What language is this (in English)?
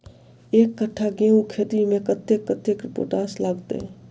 Maithili